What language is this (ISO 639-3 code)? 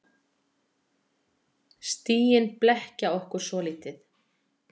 isl